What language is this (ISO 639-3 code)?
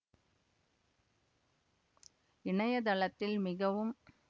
tam